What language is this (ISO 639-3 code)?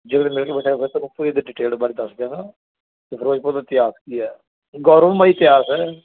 pan